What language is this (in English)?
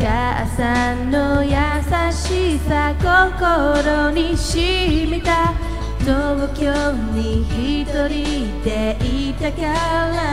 Japanese